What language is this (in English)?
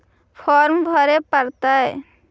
Magahi